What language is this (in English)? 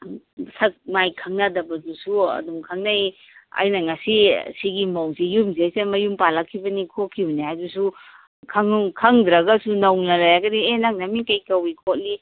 Manipuri